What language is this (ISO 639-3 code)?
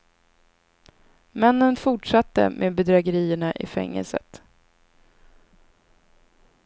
swe